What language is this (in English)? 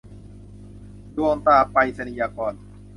Thai